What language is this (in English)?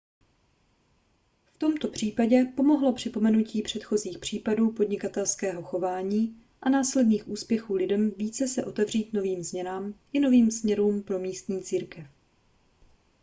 Czech